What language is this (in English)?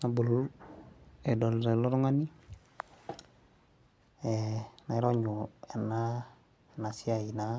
Masai